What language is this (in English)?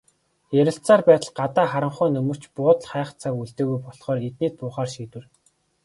Mongolian